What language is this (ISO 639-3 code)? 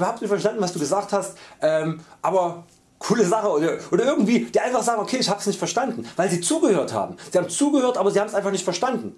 deu